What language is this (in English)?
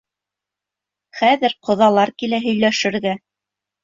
Bashkir